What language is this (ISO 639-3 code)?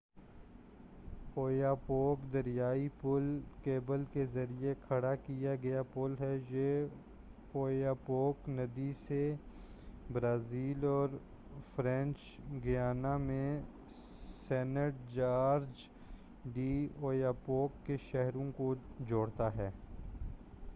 urd